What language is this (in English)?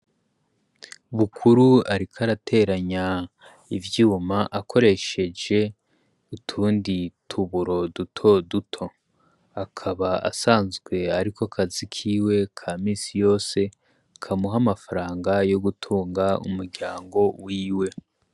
Rundi